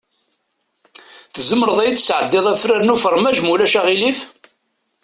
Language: Kabyle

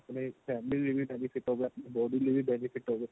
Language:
Punjabi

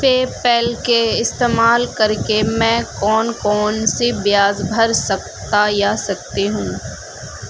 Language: Urdu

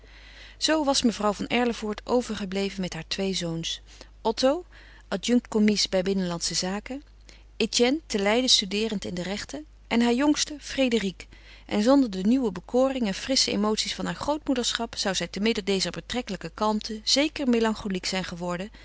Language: Dutch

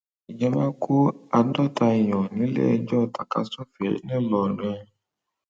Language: Yoruba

